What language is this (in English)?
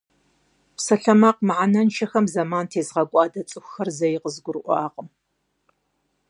Kabardian